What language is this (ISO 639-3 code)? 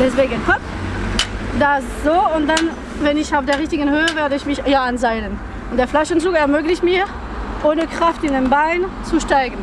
deu